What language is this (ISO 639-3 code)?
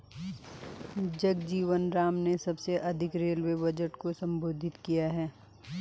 hin